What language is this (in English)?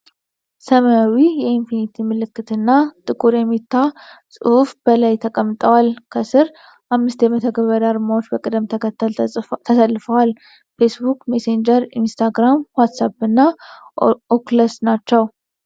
Amharic